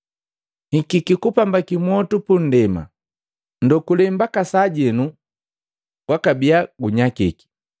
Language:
Matengo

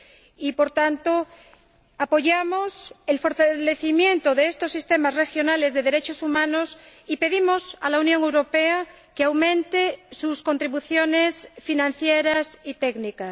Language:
Spanish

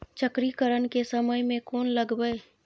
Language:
Maithili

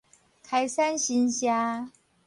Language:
Min Nan Chinese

